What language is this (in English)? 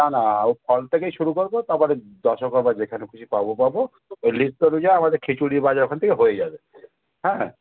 Bangla